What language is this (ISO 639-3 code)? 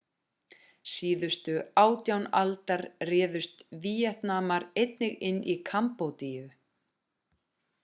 isl